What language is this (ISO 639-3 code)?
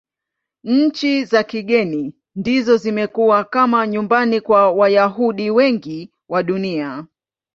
swa